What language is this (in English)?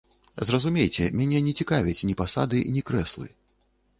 Belarusian